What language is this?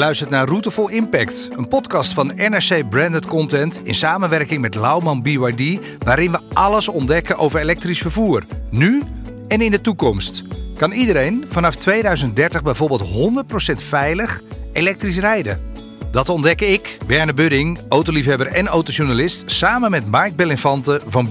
Dutch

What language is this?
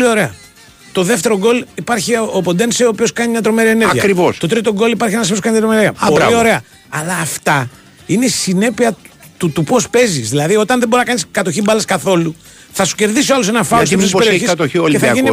Greek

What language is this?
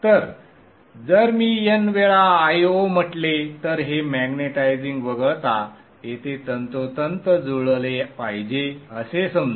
Marathi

